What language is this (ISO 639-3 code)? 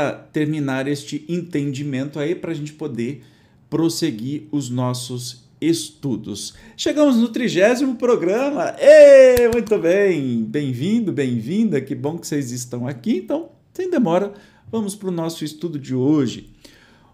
por